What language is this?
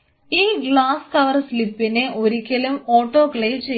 Malayalam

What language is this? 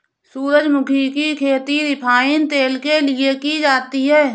Hindi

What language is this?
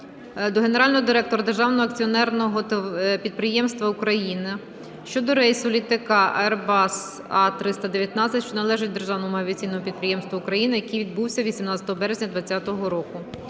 Ukrainian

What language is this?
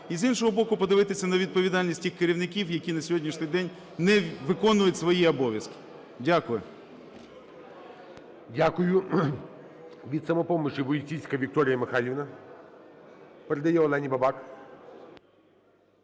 Ukrainian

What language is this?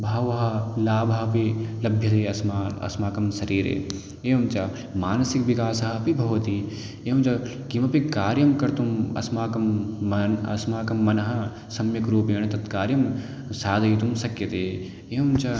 Sanskrit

